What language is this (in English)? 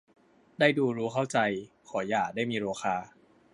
Thai